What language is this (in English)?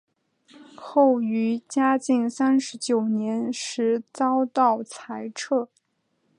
Chinese